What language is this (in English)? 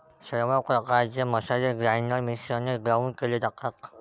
Marathi